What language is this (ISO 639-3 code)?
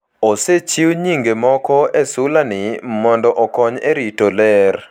luo